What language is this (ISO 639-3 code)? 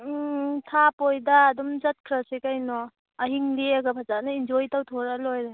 mni